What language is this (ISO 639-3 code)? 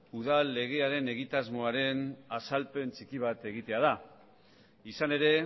eus